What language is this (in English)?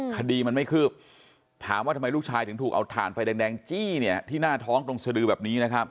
Thai